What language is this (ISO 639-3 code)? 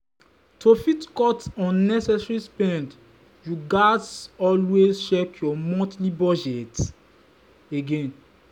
pcm